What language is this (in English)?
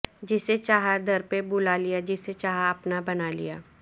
Urdu